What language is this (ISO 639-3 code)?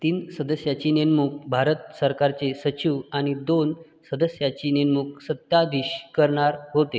mar